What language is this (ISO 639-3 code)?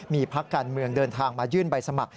tha